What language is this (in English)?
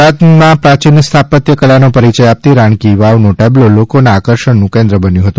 Gujarati